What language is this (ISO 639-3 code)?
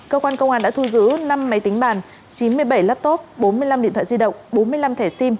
vie